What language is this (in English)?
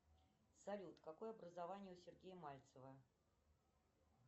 Russian